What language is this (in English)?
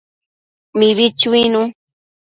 Matsés